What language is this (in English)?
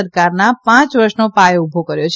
Gujarati